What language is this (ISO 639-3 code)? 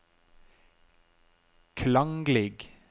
nor